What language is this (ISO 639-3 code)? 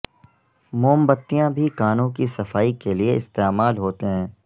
urd